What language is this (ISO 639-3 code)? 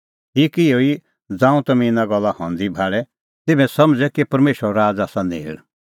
kfx